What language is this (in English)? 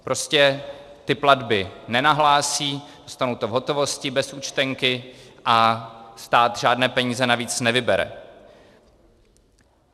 Czech